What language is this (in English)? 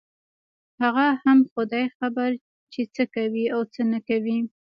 Pashto